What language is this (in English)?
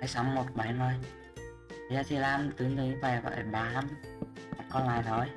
Vietnamese